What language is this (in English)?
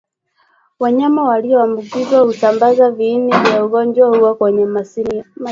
Swahili